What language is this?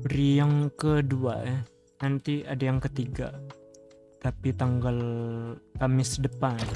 Indonesian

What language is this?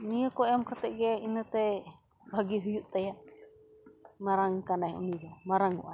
Santali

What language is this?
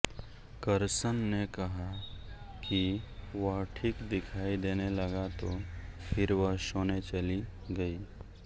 Hindi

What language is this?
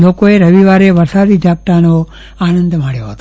Gujarati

